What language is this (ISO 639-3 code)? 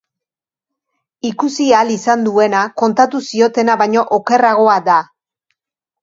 eus